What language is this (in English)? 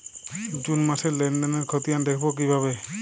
Bangla